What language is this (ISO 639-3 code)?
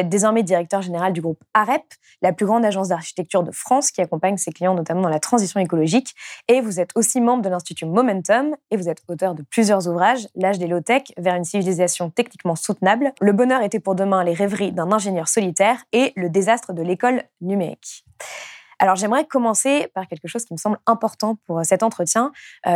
fra